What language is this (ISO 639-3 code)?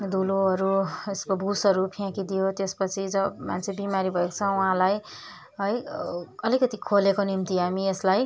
nep